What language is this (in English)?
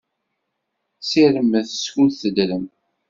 Kabyle